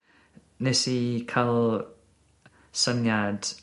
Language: Welsh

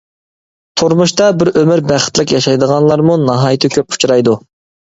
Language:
Uyghur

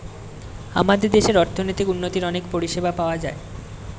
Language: Bangla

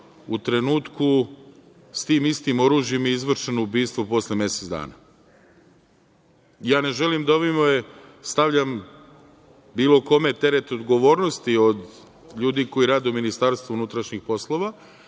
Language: Serbian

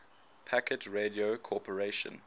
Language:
English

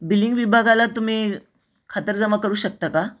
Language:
Marathi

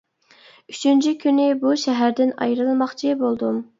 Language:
Uyghur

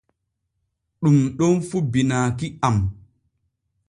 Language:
Borgu Fulfulde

